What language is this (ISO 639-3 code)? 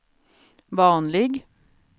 swe